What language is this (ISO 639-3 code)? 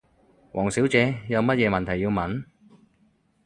yue